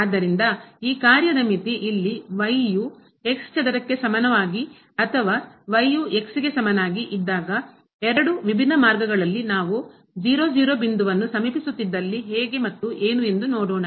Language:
Kannada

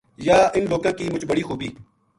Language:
Gujari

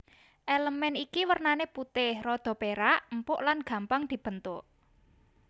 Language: Javanese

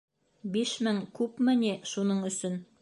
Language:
Bashkir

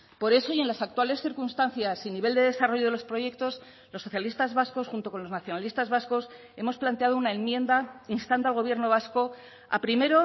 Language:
Spanish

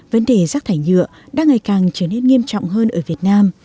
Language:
Vietnamese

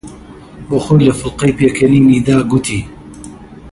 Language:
Central Kurdish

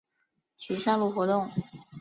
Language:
Chinese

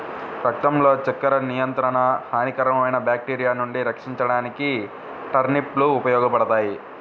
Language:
Telugu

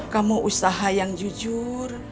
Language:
Indonesian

